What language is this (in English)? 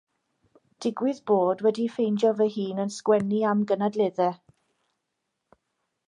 Welsh